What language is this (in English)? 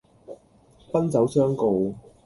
Cantonese